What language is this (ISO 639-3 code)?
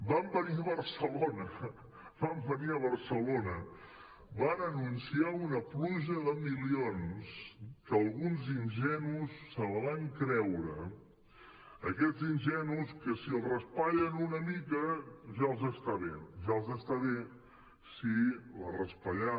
cat